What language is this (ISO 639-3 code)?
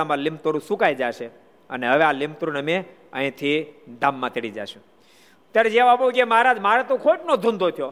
guj